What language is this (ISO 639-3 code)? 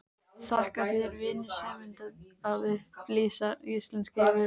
isl